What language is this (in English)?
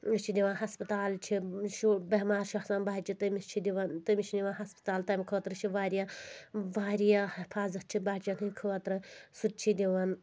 Kashmiri